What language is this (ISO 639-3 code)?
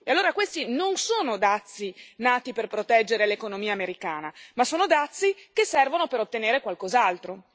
ita